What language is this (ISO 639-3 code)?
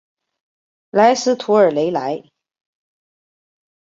zho